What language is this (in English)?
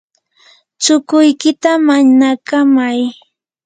Yanahuanca Pasco Quechua